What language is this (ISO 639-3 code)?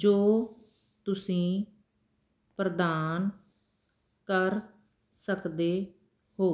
pan